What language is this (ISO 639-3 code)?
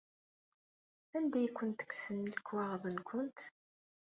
kab